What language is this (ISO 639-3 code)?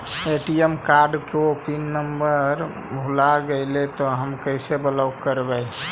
mag